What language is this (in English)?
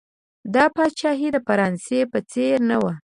Pashto